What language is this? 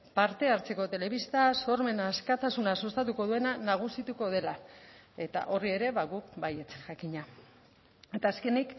Basque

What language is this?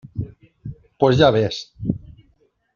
Spanish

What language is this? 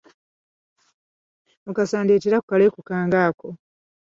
Ganda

